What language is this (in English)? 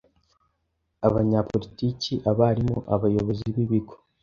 Kinyarwanda